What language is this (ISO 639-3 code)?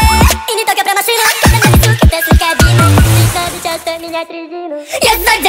ind